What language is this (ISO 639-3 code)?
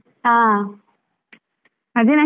kan